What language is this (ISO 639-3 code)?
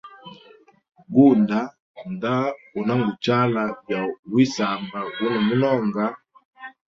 hem